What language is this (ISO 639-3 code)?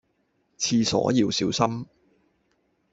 yue